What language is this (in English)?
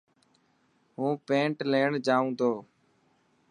Dhatki